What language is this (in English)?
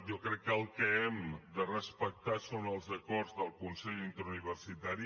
Catalan